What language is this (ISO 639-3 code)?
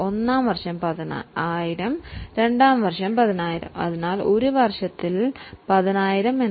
mal